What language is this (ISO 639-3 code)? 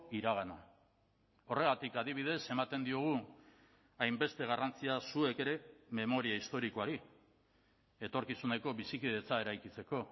eus